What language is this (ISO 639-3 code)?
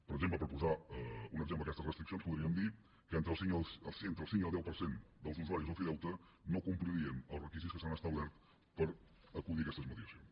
cat